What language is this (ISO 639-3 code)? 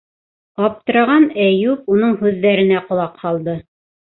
bak